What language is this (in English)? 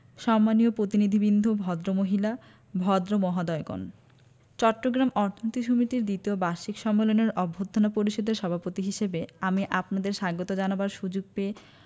Bangla